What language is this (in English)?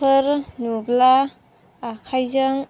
Bodo